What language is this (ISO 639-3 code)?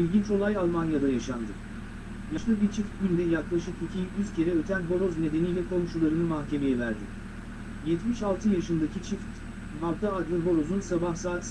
tur